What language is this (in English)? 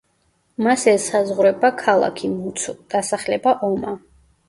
Georgian